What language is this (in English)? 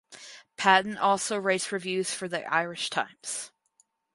English